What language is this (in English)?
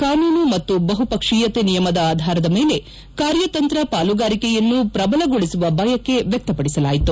Kannada